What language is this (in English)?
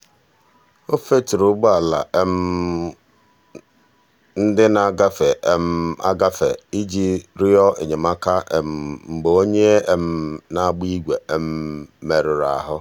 Igbo